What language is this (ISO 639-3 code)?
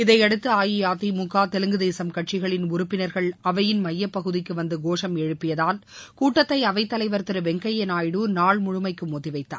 tam